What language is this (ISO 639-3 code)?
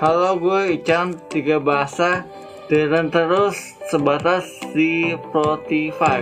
ind